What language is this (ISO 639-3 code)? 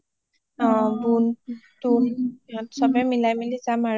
asm